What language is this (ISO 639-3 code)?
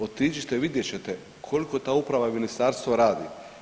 hrv